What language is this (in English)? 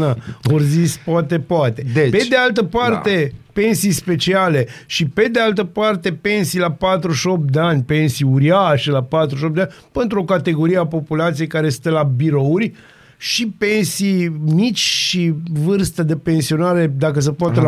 Romanian